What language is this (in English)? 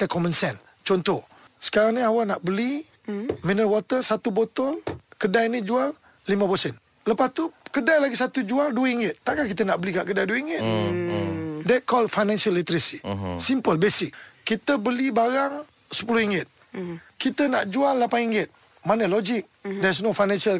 Malay